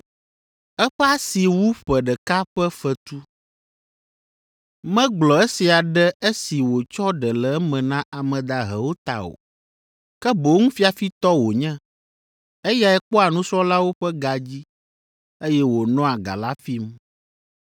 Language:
Ewe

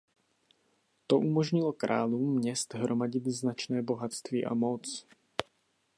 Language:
Czech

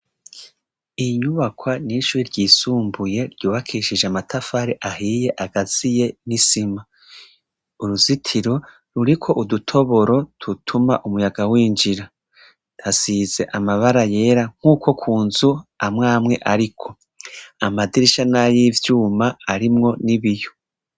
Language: Rundi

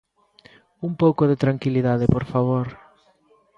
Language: Galician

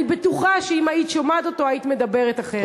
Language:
Hebrew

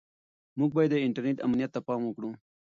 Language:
Pashto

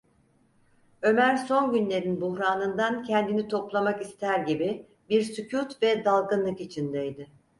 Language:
Turkish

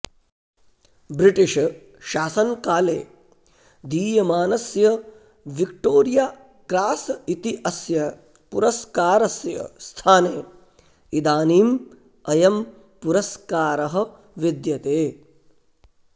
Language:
Sanskrit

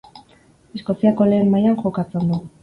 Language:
Basque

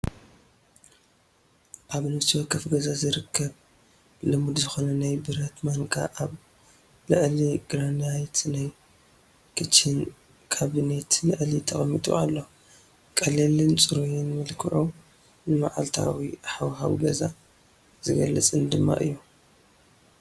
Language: Tigrinya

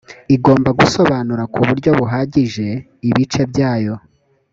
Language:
Kinyarwanda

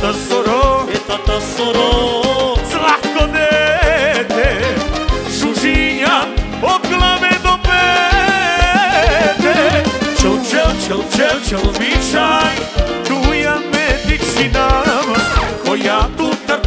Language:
Romanian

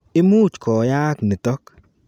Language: Kalenjin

